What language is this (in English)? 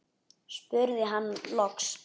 Icelandic